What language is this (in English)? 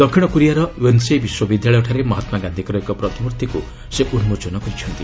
Odia